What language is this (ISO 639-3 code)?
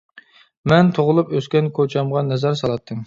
uig